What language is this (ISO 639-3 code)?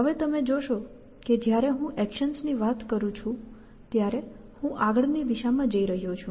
guj